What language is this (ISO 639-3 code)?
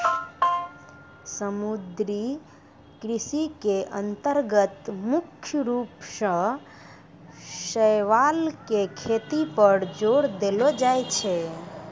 mai